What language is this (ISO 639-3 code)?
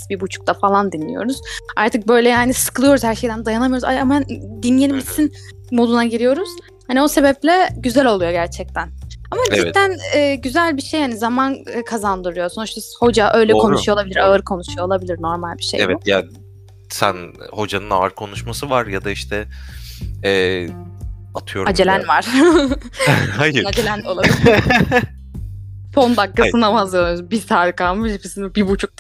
tur